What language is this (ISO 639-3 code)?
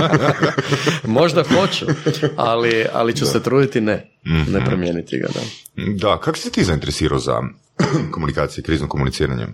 hrv